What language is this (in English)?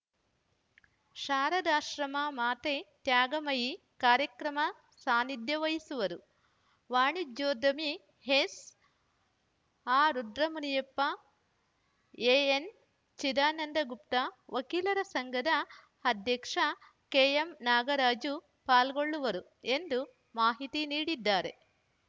Kannada